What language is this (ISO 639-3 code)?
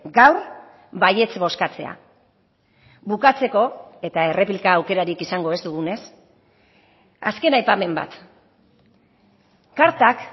eus